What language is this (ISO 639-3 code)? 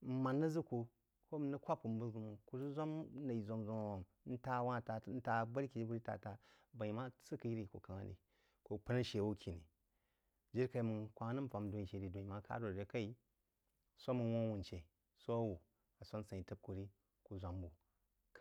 juo